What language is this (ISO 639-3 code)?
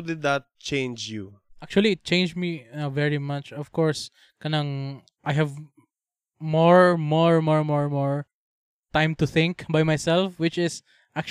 fil